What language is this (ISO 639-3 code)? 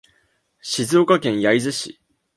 jpn